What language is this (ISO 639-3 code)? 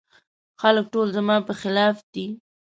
pus